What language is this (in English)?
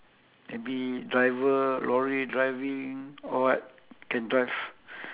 English